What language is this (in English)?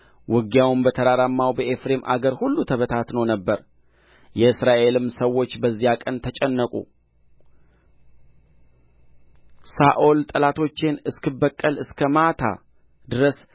Amharic